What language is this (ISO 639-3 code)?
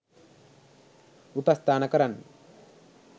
sin